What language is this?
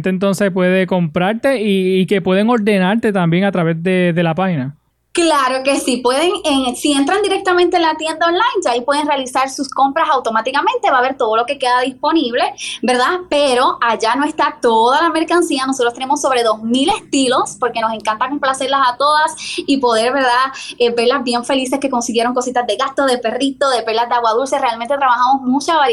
Spanish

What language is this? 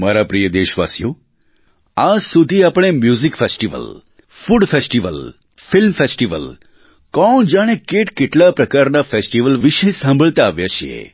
Gujarati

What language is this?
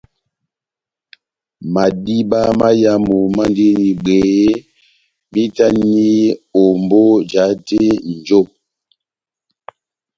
Batanga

